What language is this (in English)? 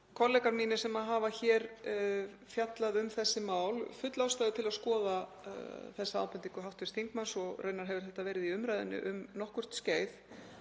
Icelandic